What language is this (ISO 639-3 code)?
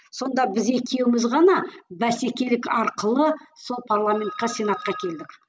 kaz